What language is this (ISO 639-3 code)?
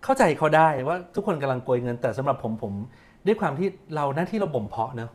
tha